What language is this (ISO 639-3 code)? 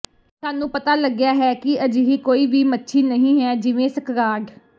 pan